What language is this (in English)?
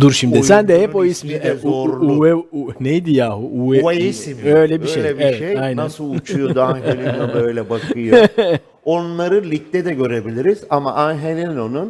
Turkish